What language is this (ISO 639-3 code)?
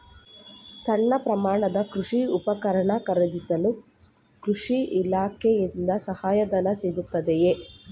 kan